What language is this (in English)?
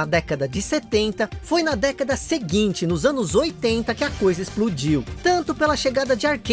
Portuguese